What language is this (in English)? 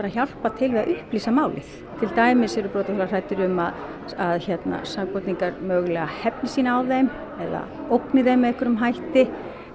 Icelandic